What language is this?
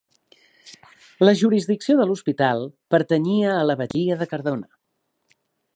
Catalan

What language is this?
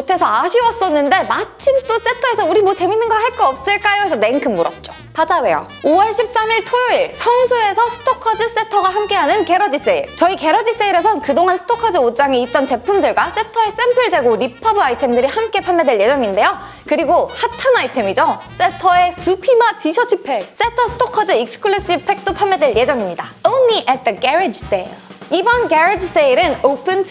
Korean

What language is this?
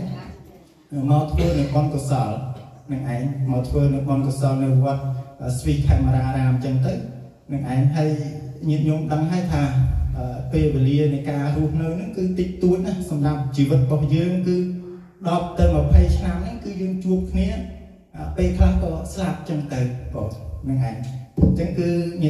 Thai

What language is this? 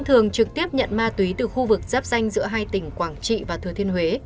Vietnamese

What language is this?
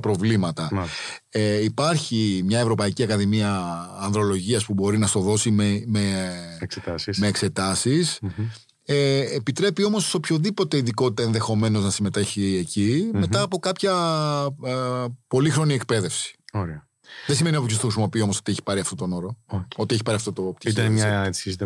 Greek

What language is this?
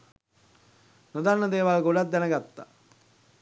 Sinhala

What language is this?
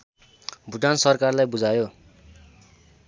Nepali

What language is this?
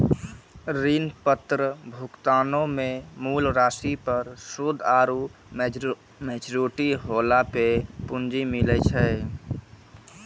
Maithili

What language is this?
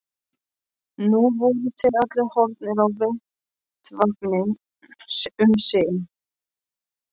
Icelandic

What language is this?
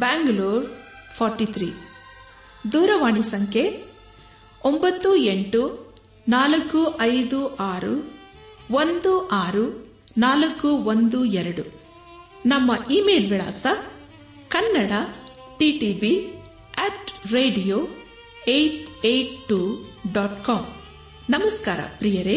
Kannada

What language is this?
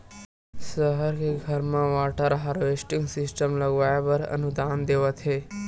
Chhattisgarhi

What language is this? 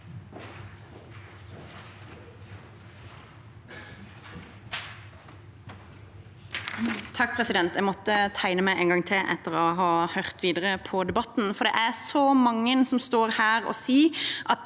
Norwegian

